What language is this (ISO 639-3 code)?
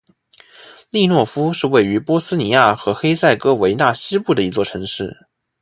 zho